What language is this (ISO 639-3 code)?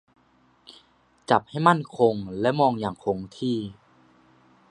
tha